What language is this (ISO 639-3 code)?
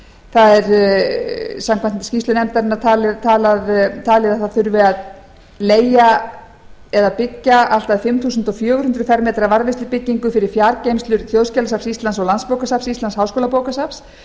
isl